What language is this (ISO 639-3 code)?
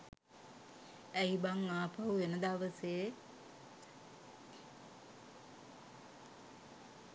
sin